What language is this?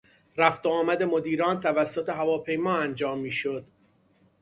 Persian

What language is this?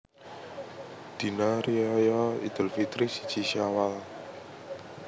Javanese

